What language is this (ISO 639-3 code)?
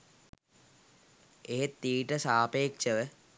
sin